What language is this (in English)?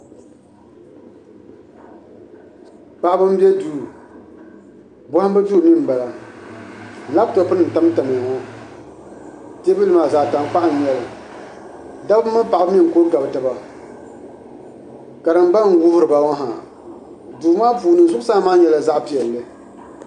Dagbani